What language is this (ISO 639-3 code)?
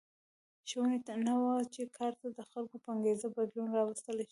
pus